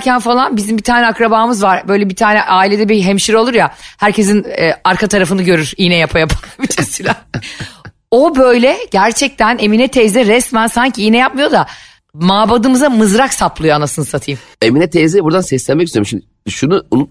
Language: Turkish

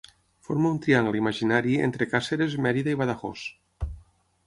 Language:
Catalan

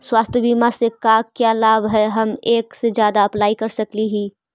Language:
Magahi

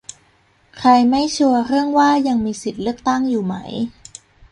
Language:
Thai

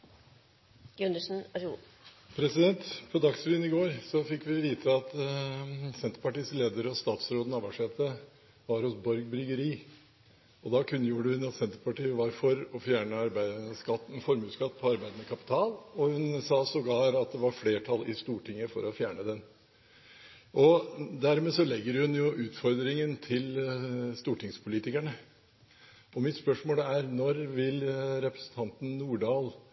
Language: Norwegian Bokmål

